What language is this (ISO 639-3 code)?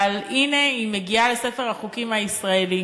heb